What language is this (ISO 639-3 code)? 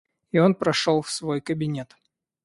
rus